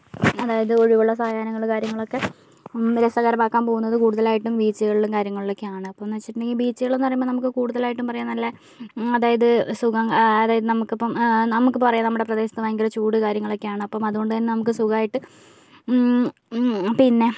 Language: Malayalam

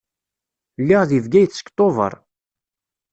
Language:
Kabyle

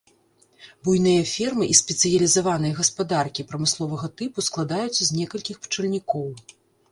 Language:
Belarusian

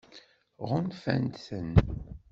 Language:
Kabyle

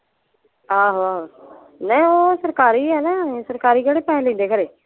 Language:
Punjabi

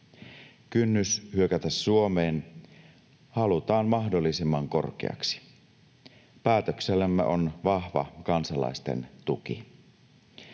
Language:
Finnish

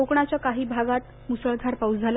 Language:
Marathi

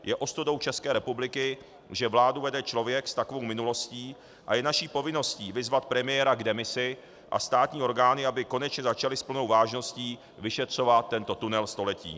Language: Czech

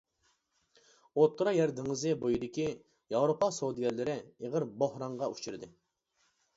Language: Uyghur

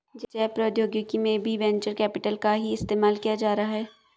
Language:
Hindi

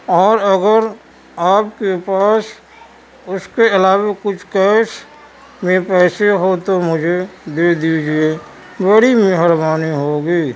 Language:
Urdu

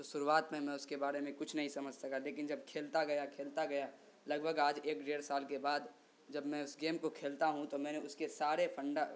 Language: Urdu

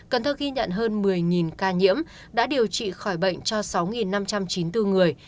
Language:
Vietnamese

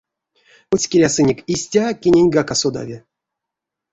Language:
Erzya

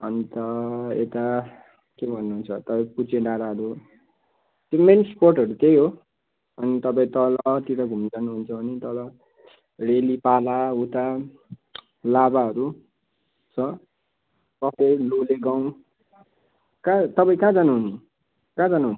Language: Nepali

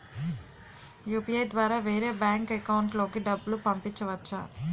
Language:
Telugu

